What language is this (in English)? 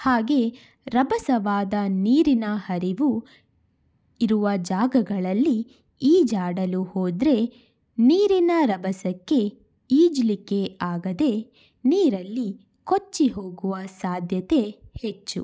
Kannada